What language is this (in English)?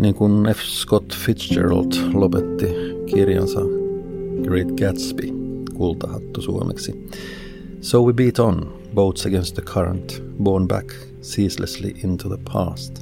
Finnish